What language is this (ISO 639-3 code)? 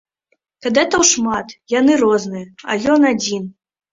bel